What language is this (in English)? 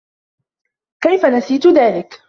Arabic